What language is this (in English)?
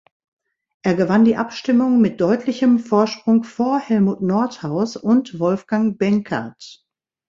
German